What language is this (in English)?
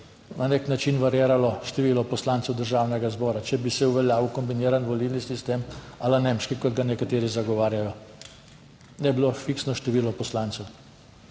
Slovenian